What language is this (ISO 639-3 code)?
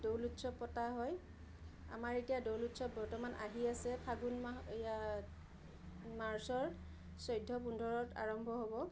asm